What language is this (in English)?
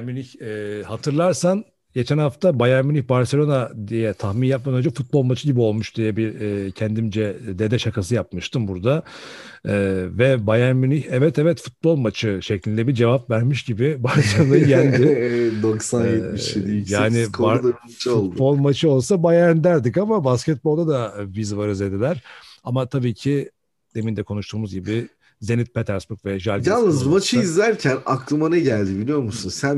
Turkish